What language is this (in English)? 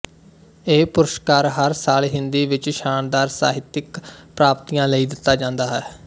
Punjabi